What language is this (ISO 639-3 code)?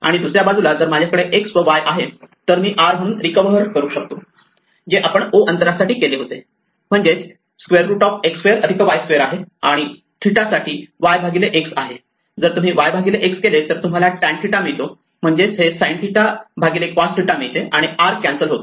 mar